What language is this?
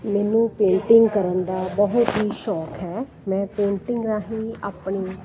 Punjabi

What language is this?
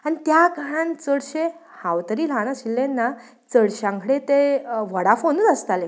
Konkani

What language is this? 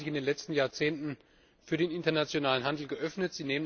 German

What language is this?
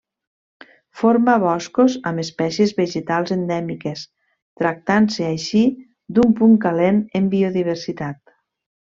Catalan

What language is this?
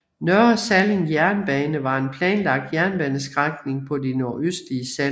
Danish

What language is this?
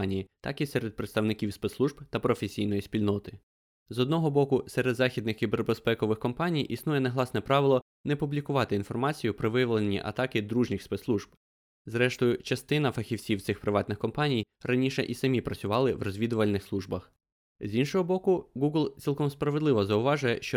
Ukrainian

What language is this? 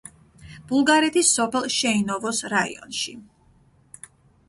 Georgian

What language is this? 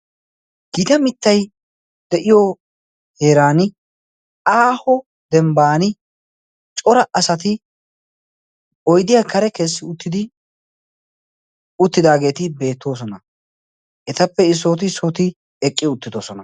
Wolaytta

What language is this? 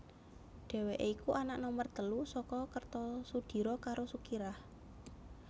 Javanese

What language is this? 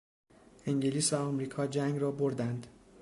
Persian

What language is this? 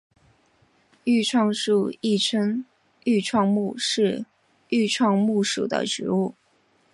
Chinese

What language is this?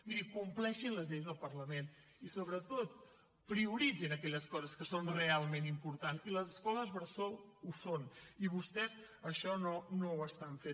Catalan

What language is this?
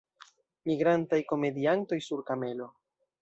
Esperanto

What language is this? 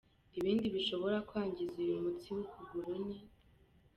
Kinyarwanda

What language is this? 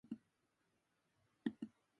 Japanese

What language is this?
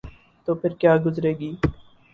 Urdu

